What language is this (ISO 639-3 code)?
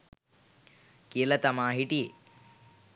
sin